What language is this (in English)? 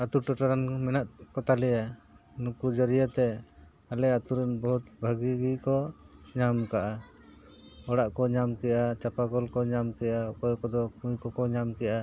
Santali